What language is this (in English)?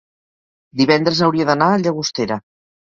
Catalan